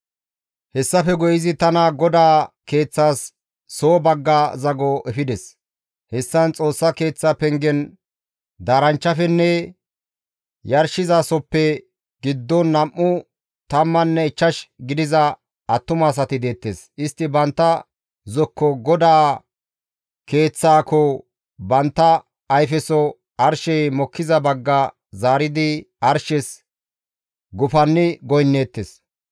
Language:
Gamo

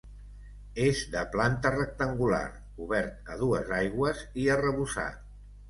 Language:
Catalan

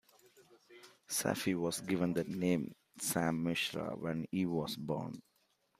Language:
English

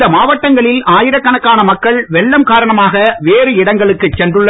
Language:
Tamil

